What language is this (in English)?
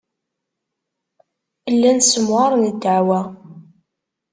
Kabyle